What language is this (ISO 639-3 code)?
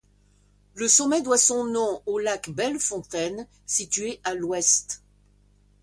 fra